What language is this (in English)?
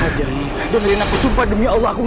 Indonesian